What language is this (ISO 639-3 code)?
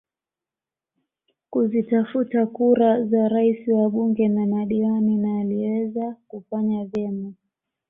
swa